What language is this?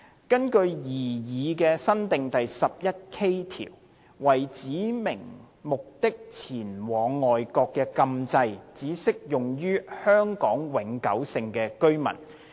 Cantonese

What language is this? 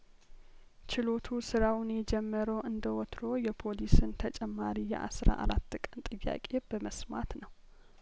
Amharic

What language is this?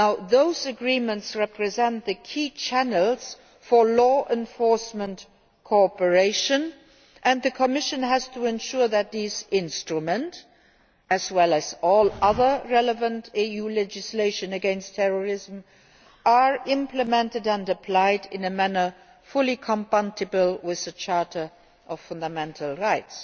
English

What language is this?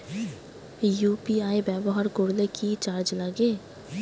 Bangla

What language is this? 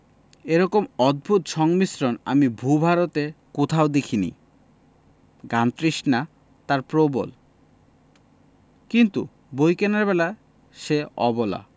Bangla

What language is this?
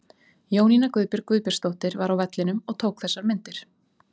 Icelandic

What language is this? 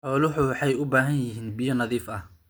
Somali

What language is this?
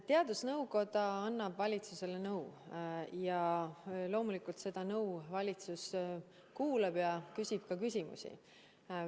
Estonian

